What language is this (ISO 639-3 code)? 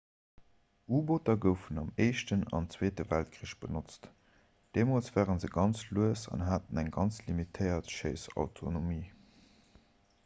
ltz